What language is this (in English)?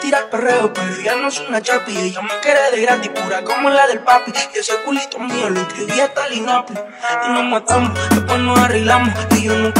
Turkish